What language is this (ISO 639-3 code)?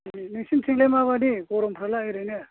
brx